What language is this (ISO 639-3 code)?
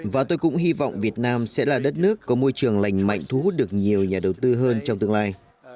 vie